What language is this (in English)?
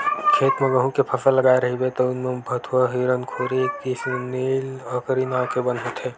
Chhattisgarhi